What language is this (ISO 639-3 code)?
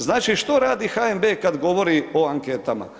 hrv